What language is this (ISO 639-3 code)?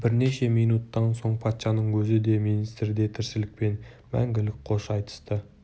kaz